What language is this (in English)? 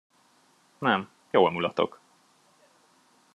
Hungarian